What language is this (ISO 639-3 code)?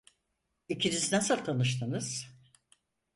tur